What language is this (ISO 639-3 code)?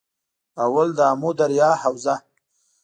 pus